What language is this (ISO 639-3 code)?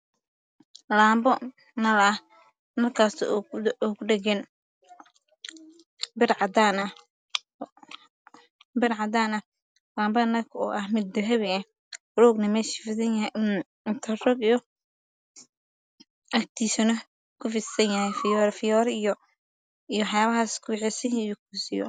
som